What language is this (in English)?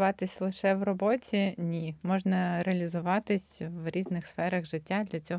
Ukrainian